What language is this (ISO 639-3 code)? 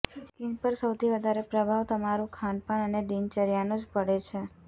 guj